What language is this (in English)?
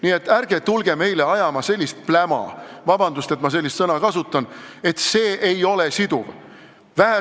Estonian